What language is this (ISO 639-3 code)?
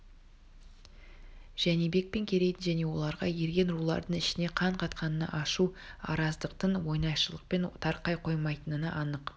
kaz